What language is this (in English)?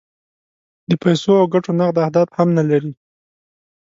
Pashto